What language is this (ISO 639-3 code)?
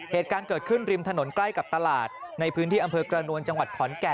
tha